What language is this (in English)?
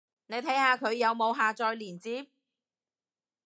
Cantonese